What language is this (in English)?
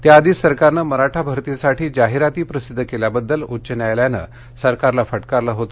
Marathi